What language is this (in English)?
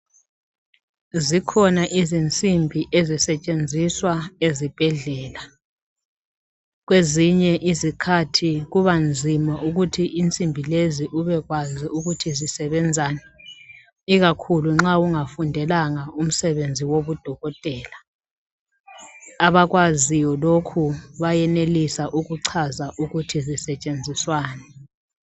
North Ndebele